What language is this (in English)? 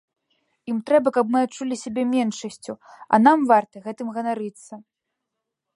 Belarusian